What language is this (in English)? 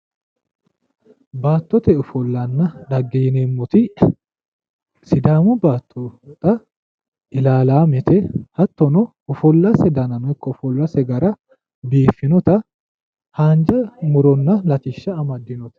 Sidamo